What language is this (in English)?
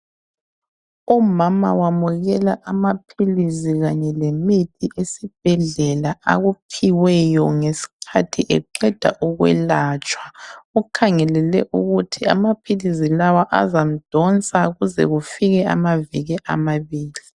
North Ndebele